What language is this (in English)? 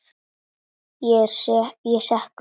Icelandic